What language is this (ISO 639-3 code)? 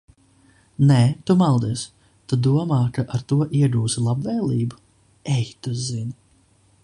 lav